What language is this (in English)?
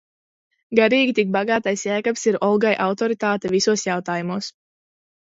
Latvian